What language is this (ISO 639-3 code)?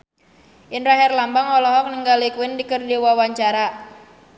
sun